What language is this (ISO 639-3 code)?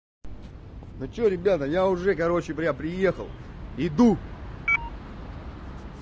rus